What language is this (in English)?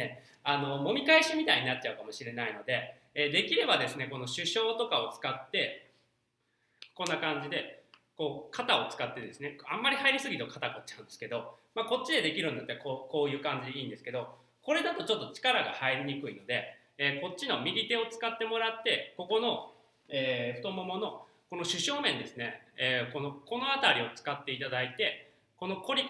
Japanese